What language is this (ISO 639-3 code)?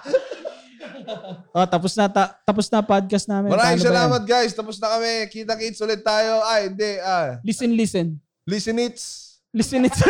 fil